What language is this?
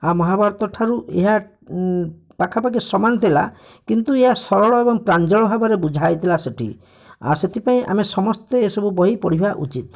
Odia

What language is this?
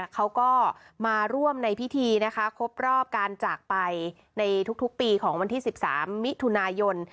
Thai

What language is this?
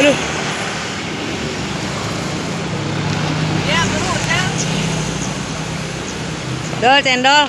Indonesian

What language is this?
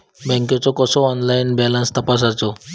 Marathi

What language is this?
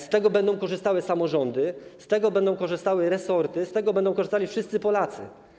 Polish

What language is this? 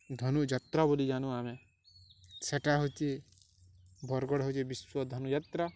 Odia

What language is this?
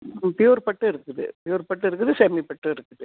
Tamil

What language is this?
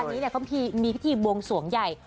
Thai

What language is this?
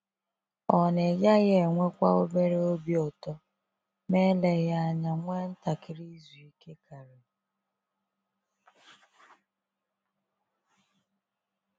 Igbo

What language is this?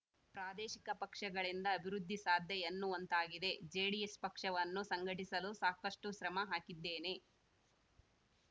Kannada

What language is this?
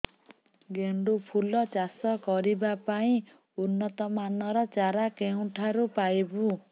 Odia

